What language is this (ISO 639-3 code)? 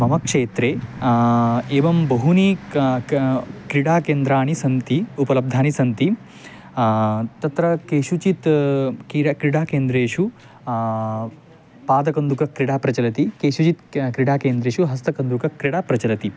san